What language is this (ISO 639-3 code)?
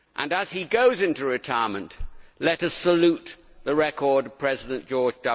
eng